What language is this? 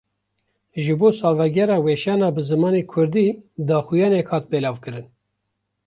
Kurdish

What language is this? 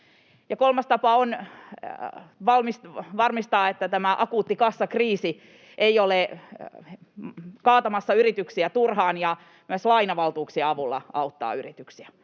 Finnish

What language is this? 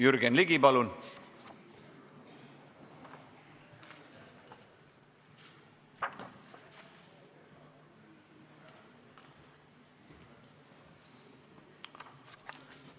Estonian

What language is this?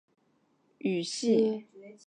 Chinese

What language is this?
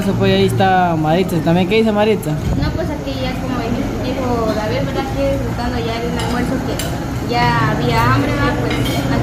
Spanish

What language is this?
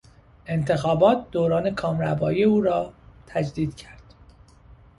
Persian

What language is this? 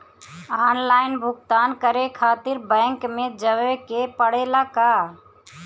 Bhojpuri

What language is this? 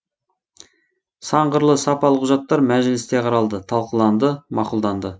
Kazakh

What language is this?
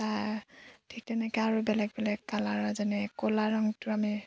Assamese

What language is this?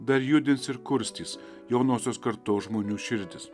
Lithuanian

